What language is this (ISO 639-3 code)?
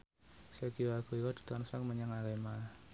jav